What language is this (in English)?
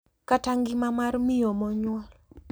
Luo (Kenya and Tanzania)